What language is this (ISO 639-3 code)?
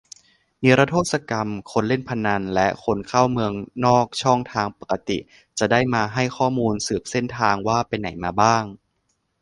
tha